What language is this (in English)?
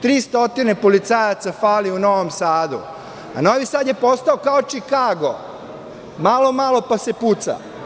Serbian